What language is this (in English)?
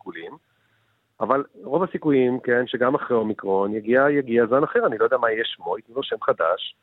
Hebrew